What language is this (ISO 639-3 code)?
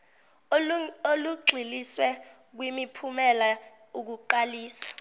zul